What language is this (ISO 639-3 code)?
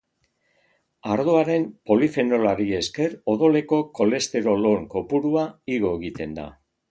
eus